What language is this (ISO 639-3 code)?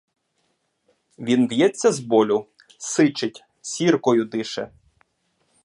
ukr